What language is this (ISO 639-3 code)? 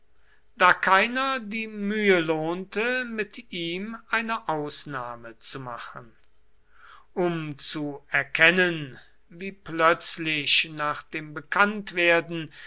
deu